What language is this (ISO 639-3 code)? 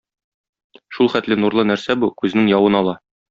tat